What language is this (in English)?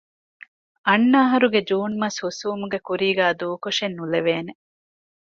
Divehi